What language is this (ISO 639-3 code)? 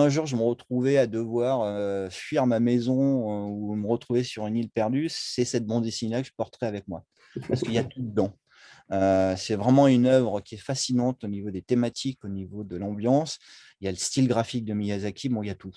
fra